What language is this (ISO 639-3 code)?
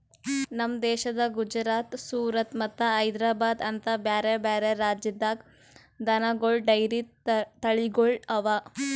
kan